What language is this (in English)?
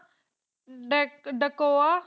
Punjabi